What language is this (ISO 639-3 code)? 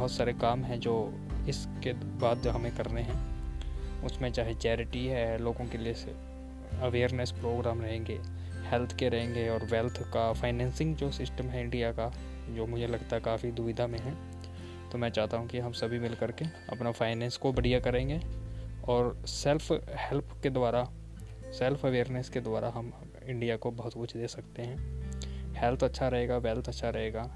hin